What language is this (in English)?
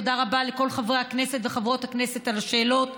Hebrew